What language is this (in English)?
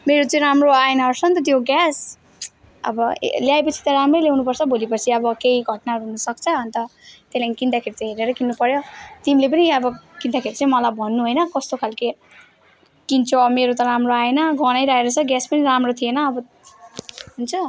Nepali